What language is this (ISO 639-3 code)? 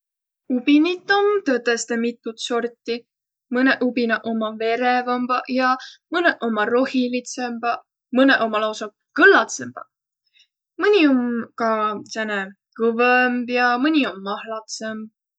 vro